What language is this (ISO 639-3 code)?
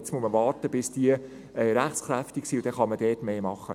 gsw